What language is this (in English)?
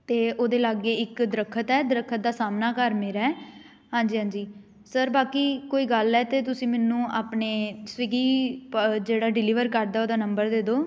Punjabi